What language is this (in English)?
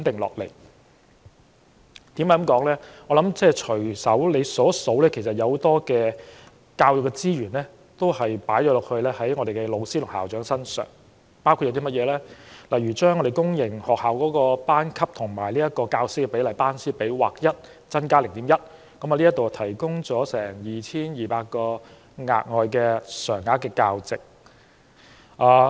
Cantonese